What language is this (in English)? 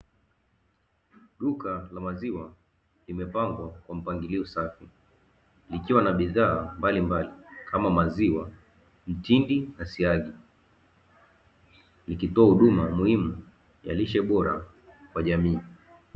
Swahili